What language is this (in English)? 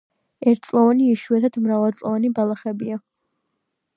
Georgian